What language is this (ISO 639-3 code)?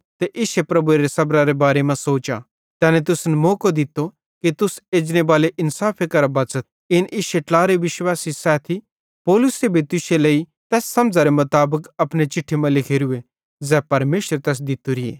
bhd